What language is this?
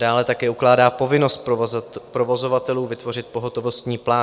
Czech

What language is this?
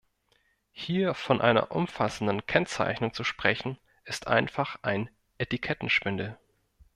German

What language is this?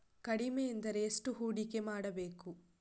Kannada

